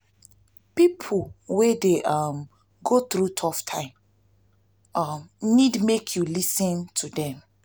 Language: Nigerian Pidgin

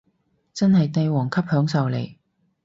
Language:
Cantonese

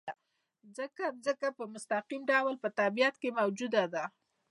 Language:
Pashto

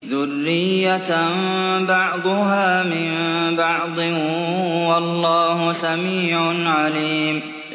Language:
Arabic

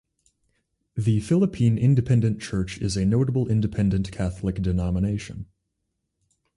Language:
English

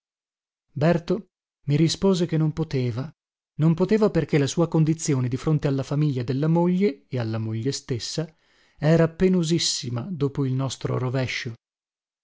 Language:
Italian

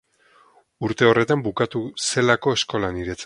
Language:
Basque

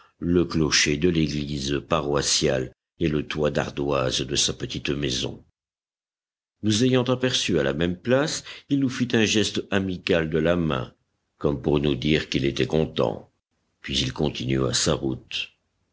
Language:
French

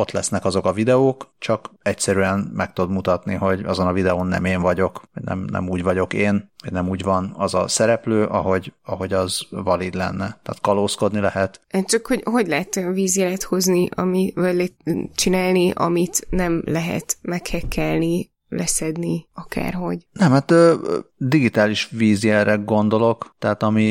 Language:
Hungarian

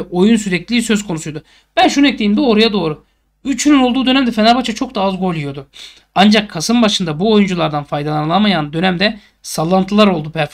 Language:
Turkish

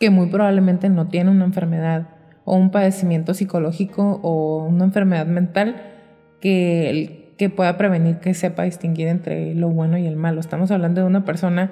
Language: Spanish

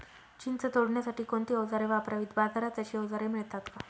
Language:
Marathi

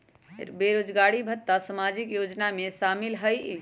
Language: Magahi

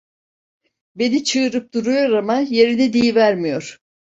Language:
Turkish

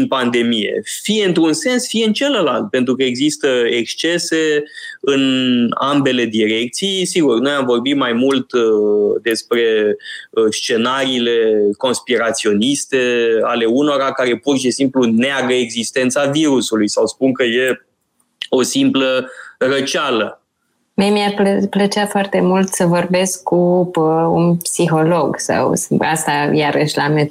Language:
Romanian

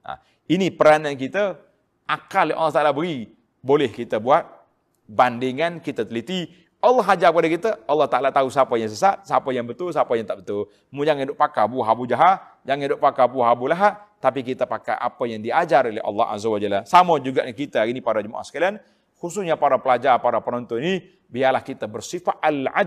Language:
Malay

